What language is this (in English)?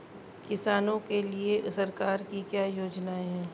Hindi